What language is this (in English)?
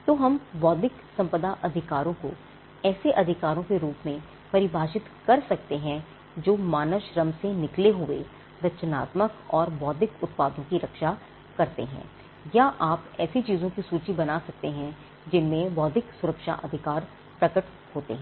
Hindi